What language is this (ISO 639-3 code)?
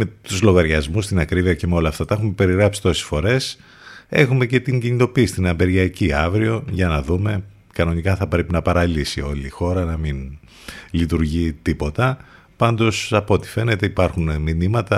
ell